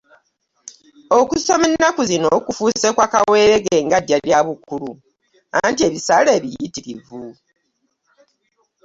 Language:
Ganda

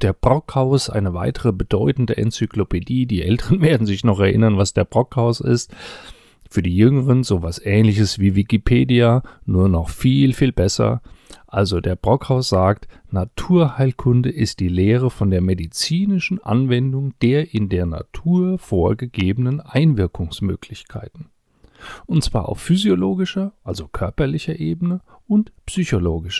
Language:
German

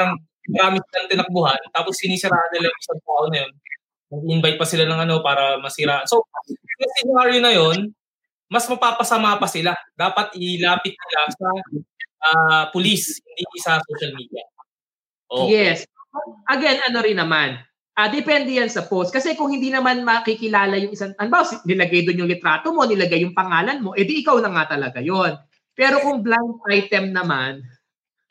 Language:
Filipino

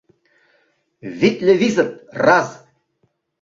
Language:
Mari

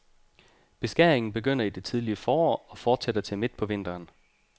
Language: Danish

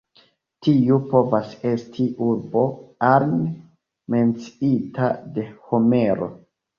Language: Esperanto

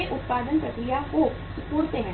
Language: Hindi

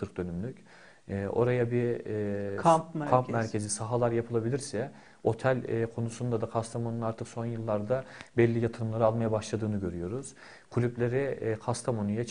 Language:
Turkish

